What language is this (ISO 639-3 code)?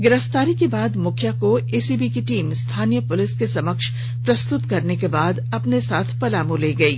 hin